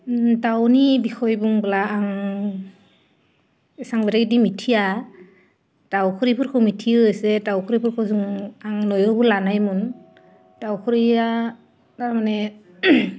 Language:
Bodo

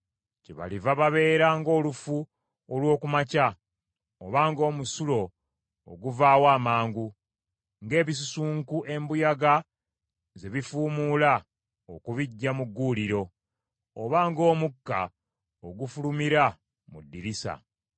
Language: Ganda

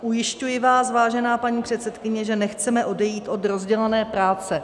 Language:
Czech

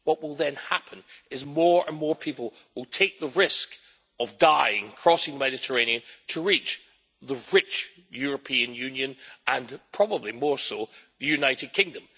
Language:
English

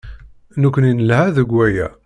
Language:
Kabyle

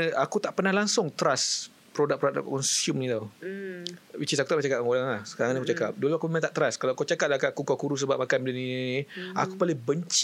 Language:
Malay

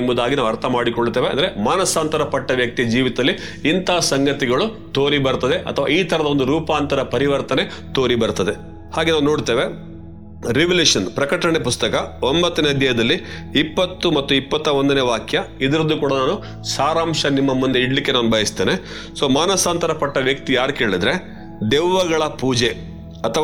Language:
Kannada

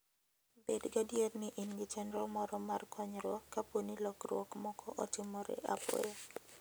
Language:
Luo (Kenya and Tanzania)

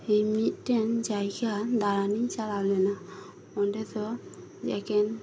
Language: Santali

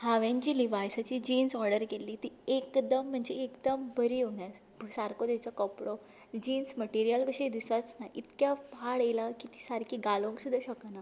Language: Konkani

